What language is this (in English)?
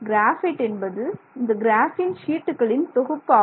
Tamil